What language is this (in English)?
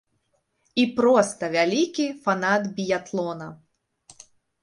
Belarusian